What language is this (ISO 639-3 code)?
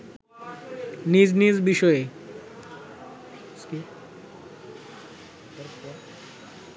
ben